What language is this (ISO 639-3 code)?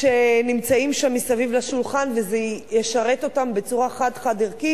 heb